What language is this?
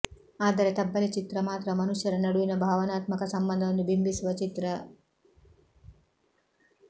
Kannada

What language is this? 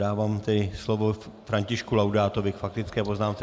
Czech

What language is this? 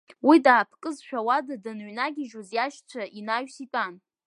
Abkhazian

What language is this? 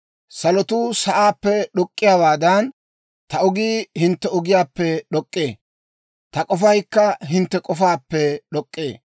Dawro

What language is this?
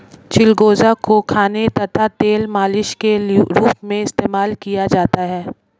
Hindi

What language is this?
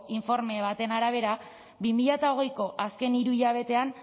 Basque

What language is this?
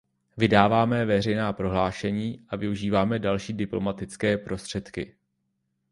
Czech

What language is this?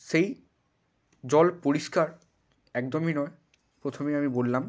Bangla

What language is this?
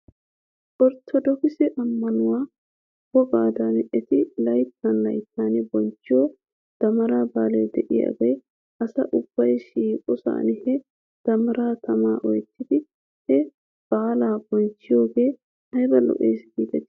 Wolaytta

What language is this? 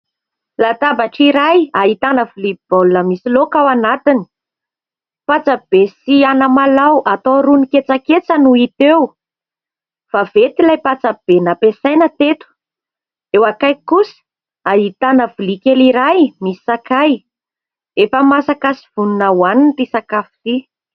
Malagasy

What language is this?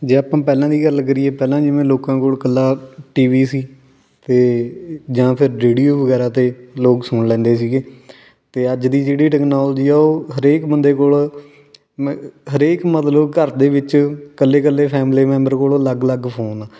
Punjabi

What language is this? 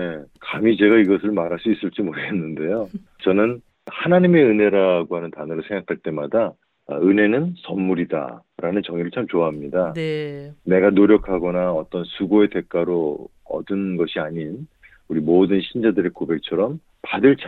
Korean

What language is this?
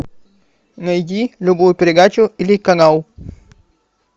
Russian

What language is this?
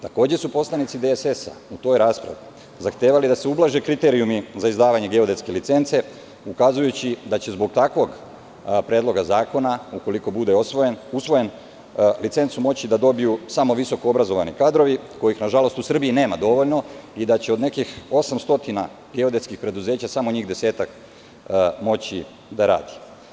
Serbian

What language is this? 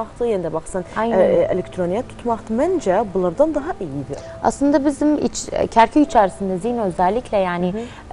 Turkish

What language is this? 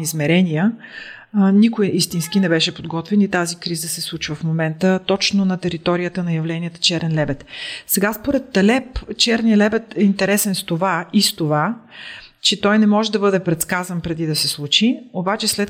Bulgarian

